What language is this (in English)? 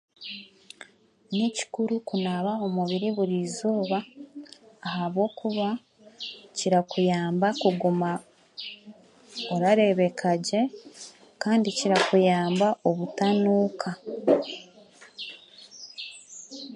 Chiga